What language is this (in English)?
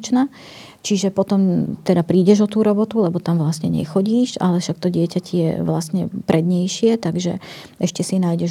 Slovak